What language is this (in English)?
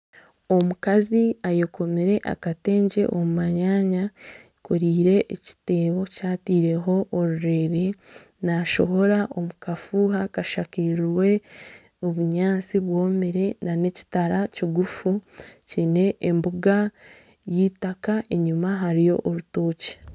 Nyankole